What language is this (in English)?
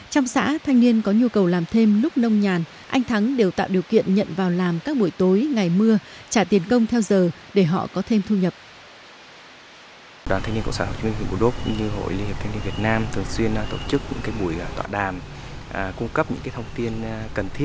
Vietnamese